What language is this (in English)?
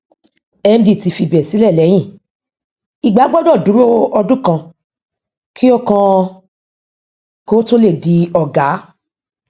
Yoruba